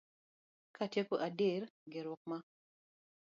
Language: Luo (Kenya and Tanzania)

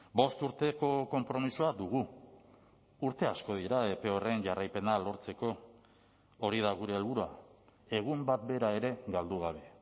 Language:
Basque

